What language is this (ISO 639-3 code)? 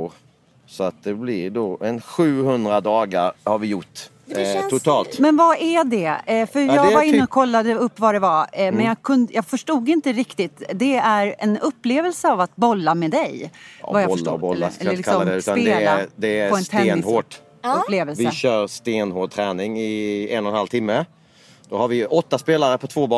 swe